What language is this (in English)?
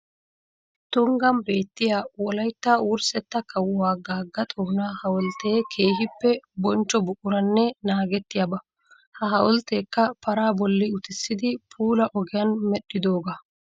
Wolaytta